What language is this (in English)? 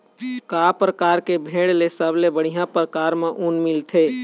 Chhattisgarhi